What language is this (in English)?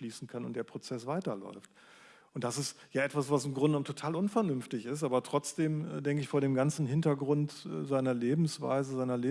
German